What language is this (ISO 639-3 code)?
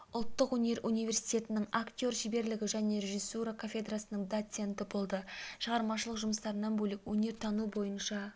kaz